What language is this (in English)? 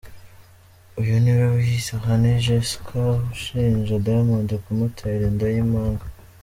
Kinyarwanda